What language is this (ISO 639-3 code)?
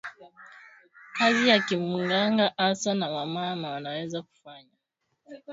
swa